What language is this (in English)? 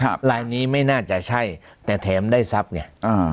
Thai